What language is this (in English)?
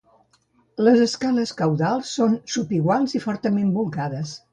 Catalan